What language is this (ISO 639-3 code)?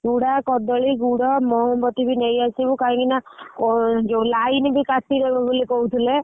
ori